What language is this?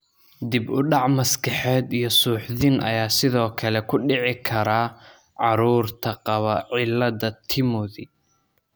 Somali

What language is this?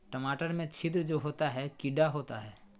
Magahi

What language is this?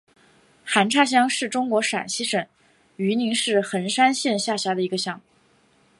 Chinese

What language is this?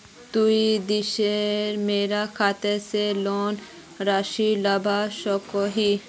Magahi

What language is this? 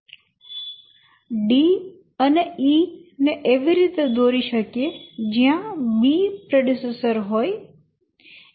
Gujarati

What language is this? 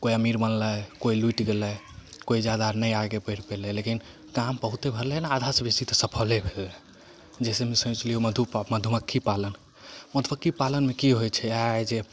Maithili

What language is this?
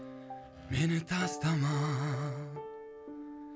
Kazakh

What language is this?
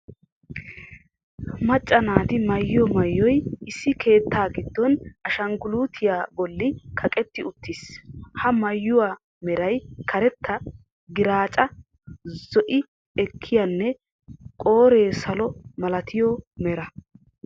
Wolaytta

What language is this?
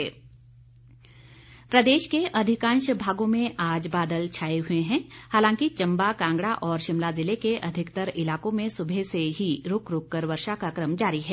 Hindi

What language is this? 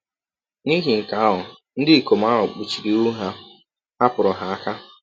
Igbo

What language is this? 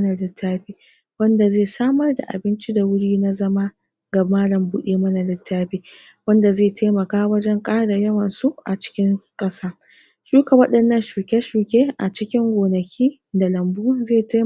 Hausa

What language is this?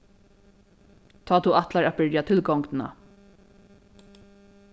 Faroese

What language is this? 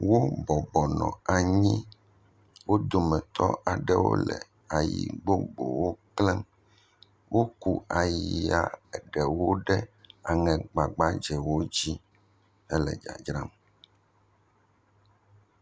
Ewe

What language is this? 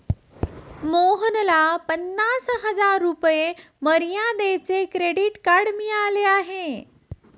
Marathi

